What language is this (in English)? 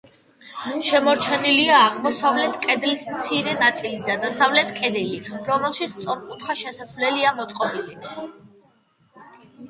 Georgian